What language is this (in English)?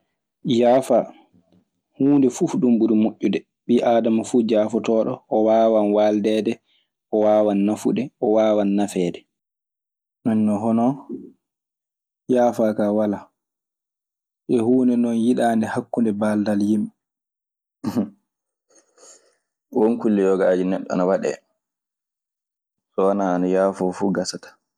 Maasina Fulfulde